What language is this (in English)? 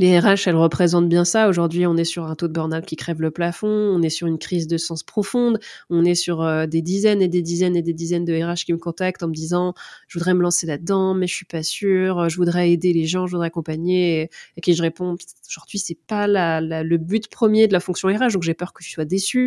French